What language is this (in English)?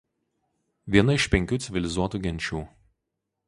Lithuanian